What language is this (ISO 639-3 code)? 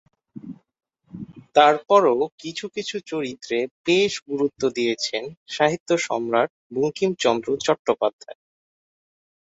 ben